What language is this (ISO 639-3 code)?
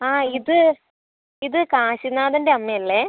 mal